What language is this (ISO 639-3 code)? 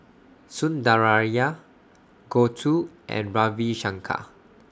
eng